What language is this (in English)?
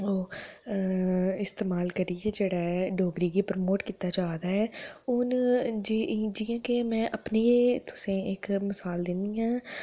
Dogri